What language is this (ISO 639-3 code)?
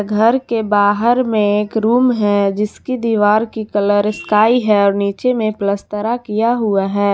hin